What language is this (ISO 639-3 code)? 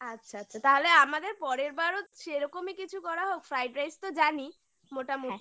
ben